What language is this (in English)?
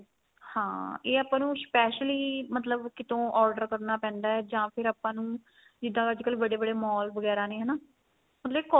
Punjabi